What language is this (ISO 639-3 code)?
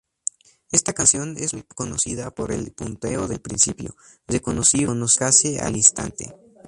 spa